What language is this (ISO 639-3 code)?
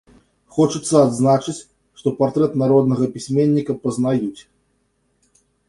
bel